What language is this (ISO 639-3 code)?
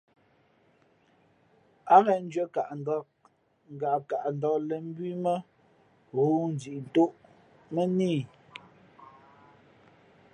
fmp